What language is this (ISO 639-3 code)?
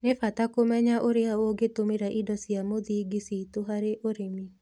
kik